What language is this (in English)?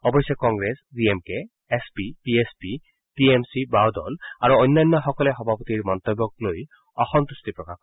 Assamese